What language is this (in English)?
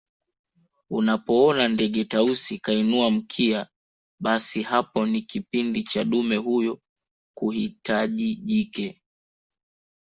Swahili